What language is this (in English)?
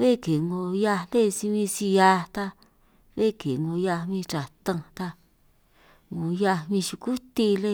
San Martín Itunyoso Triqui